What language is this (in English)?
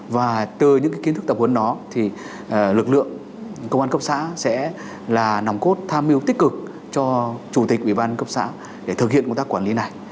Vietnamese